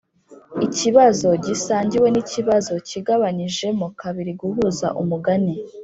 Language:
Kinyarwanda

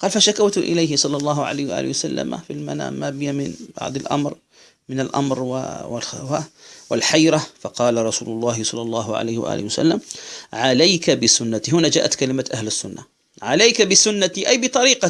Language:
Arabic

